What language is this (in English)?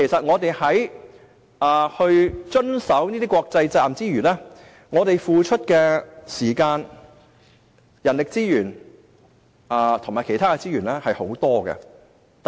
Cantonese